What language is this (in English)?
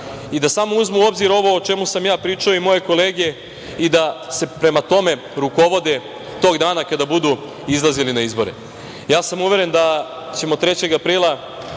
Serbian